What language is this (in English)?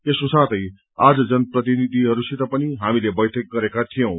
Nepali